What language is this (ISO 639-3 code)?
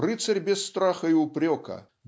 rus